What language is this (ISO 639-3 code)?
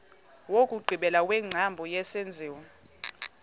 xho